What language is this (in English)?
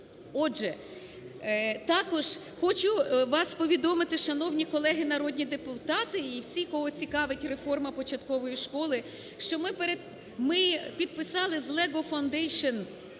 Ukrainian